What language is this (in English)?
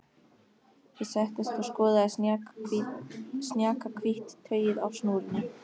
Icelandic